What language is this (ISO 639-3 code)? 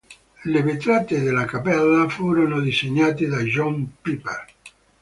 ita